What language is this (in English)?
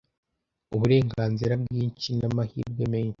Kinyarwanda